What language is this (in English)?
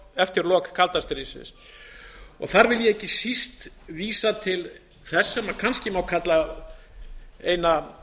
Icelandic